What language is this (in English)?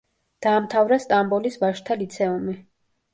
Georgian